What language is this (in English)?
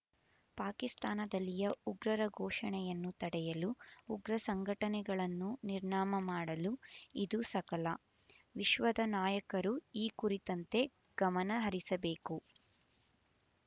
Kannada